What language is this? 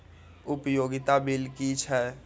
Maithili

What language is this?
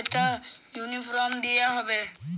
Bangla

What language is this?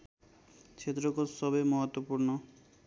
Nepali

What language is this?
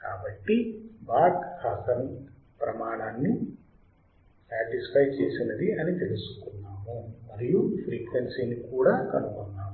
Telugu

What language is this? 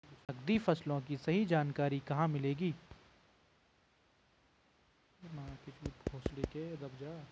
Hindi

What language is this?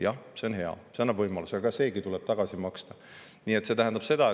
Estonian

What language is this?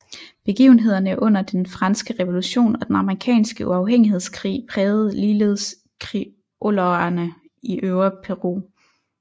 Danish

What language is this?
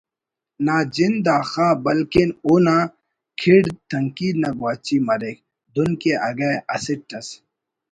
Brahui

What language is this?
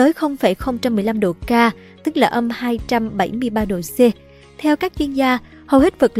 Vietnamese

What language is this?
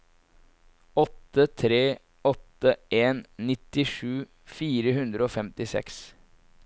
Norwegian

